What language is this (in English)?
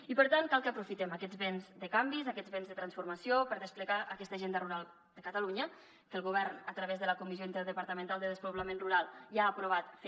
Catalan